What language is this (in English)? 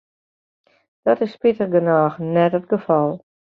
Western Frisian